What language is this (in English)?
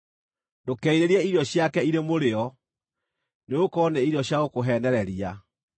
Kikuyu